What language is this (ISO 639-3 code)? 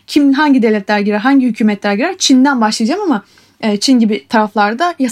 tur